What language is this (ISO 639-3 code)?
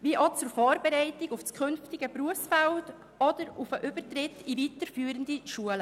gsw